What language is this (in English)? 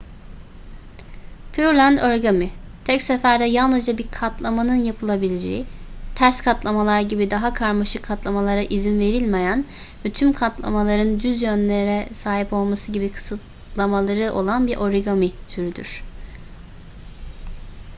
Turkish